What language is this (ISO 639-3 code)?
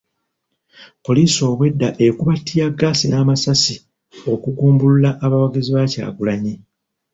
lug